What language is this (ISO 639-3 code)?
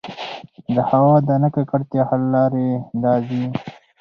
pus